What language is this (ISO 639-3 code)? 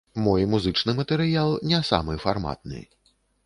bel